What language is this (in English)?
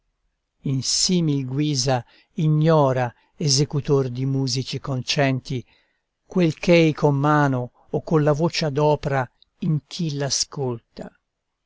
Italian